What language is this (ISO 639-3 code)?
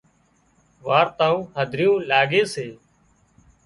kxp